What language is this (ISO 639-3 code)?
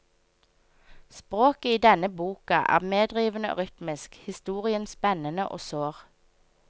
nor